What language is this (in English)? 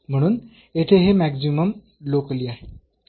Marathi